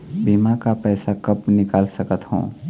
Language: Chhattisgarhi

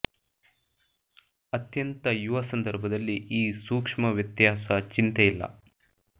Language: Kannada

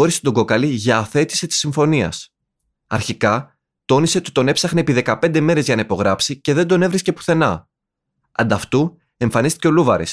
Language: Greek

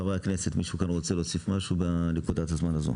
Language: Hebrew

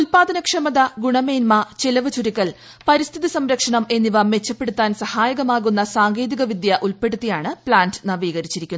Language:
Malayalam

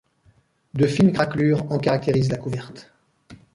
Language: French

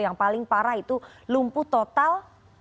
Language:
Indonesian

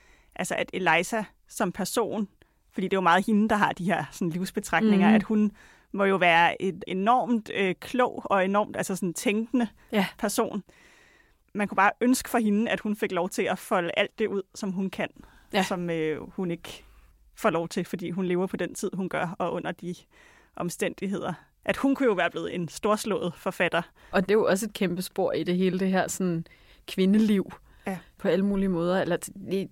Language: Danish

